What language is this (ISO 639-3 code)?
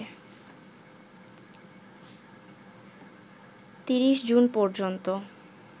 ben